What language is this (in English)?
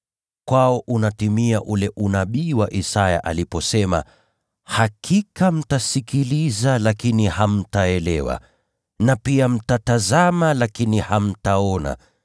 Swahili